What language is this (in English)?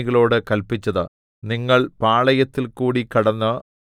Malayalam